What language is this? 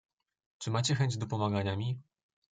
Polish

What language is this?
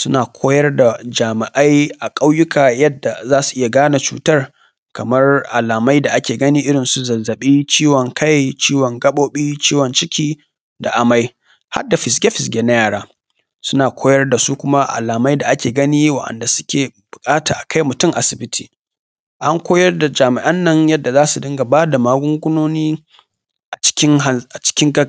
Hausa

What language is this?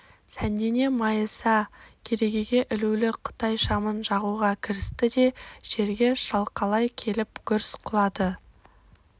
Kazakh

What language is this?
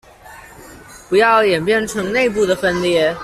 Chinese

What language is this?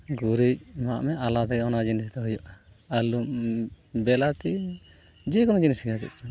Santali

